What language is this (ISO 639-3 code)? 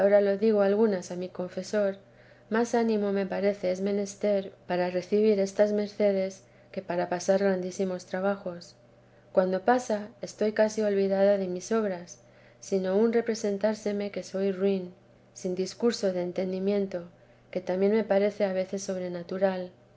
spa